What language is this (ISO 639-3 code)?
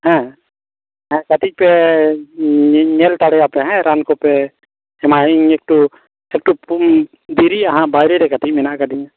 sat